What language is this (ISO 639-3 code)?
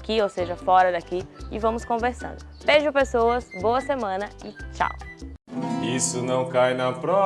por